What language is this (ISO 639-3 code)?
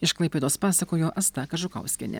lit